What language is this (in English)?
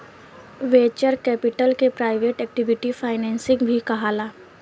Bhojpuri